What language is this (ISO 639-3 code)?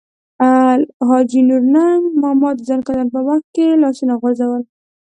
pus